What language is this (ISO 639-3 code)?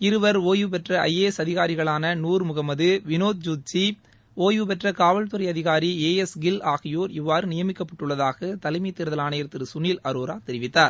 tam